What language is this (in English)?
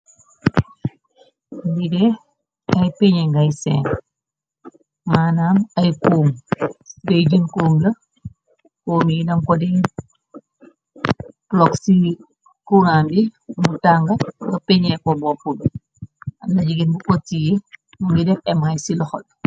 Wolof